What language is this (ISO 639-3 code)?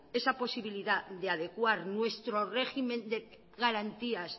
spa